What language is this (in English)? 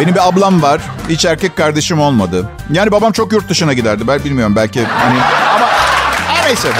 Turkish